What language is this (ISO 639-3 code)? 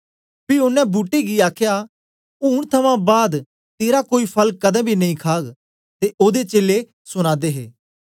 doi